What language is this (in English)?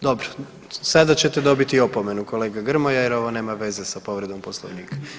Croatian